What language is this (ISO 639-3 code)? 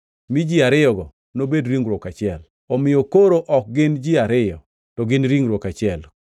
luo